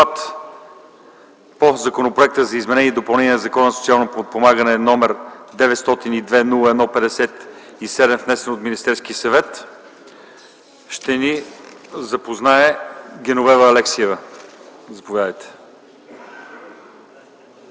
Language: Bulgarian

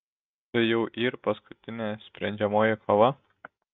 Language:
Lithuanian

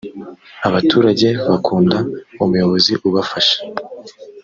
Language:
Kinyarwanda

